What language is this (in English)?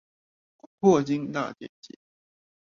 Chinese